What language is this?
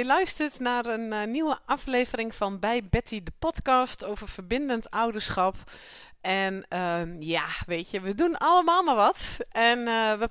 Dutch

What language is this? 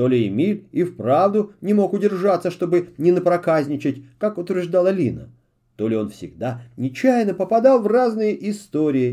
Russian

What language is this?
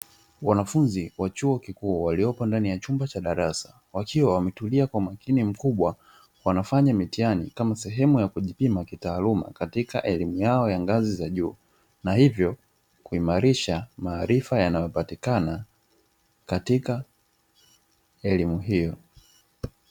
Swahili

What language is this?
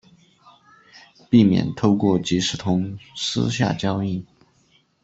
Chinese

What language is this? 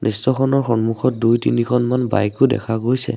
Assamese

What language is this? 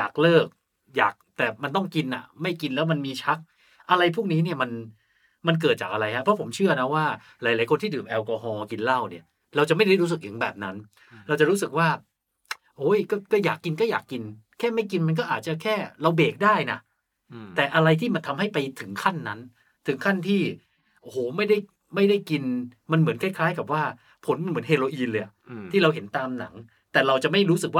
Thai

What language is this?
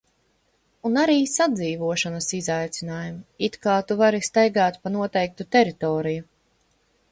Latvian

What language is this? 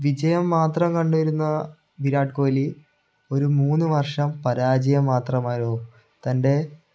Malayalam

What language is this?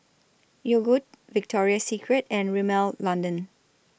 English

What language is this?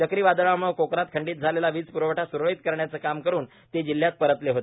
Marathi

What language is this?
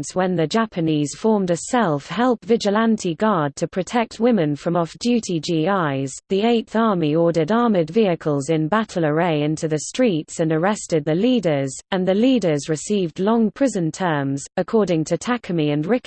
English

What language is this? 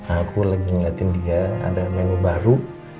Indonesian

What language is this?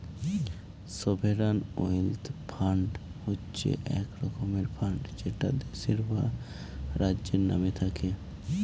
Bangla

